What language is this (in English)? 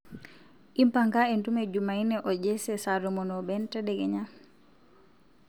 Masai